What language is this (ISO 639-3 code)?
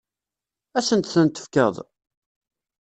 kab